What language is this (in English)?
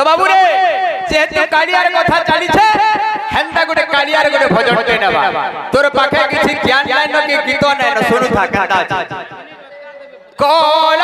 Arabic